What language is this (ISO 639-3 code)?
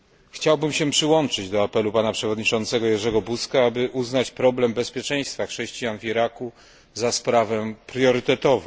pol